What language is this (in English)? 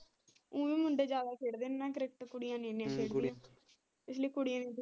Punjabi